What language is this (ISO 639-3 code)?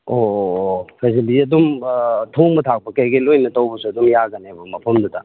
mni